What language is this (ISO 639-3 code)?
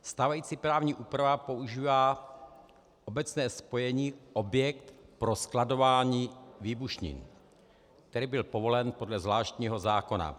ces